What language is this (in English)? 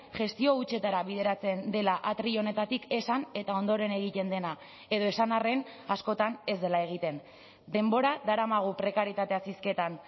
Basque